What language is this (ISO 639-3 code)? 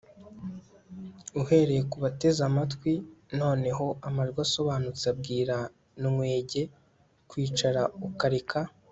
kin